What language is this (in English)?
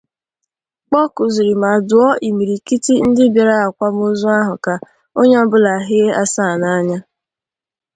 Igbo